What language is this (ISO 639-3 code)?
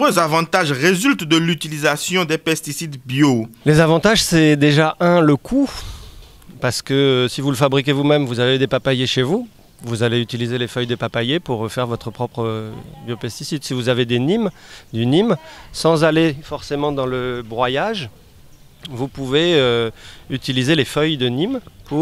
fra